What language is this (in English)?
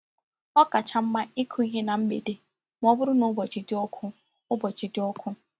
Igbo